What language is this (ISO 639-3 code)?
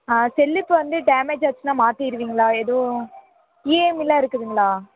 tam